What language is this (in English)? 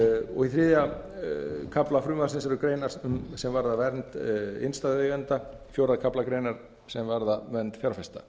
Icelandic